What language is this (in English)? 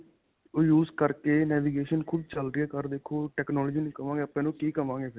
Punjabi